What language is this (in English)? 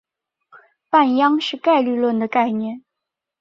Chinese